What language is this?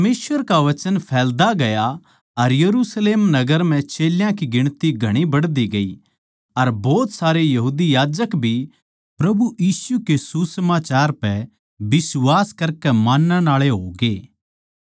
Haryanvi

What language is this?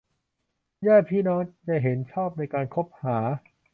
Thai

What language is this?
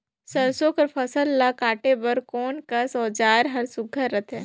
Chhattisgarhi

